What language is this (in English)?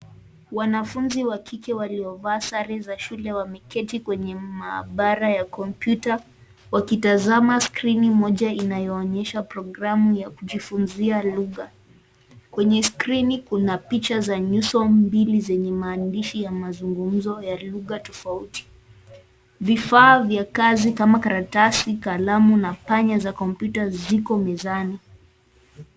Swahili